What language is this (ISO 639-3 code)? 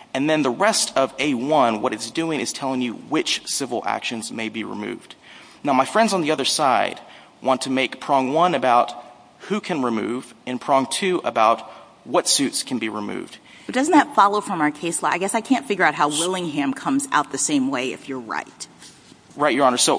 eng